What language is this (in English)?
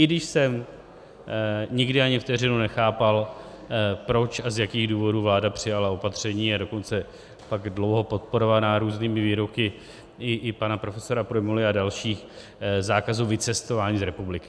Czech